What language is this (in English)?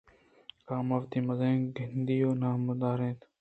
Eastern Balochi